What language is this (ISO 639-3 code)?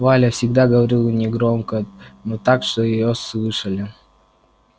rus